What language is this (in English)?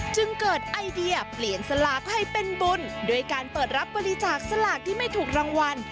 Thai